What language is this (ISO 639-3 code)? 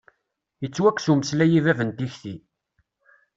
kab